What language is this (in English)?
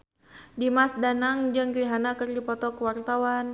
Sundanese